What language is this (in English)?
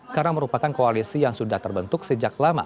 Indonesian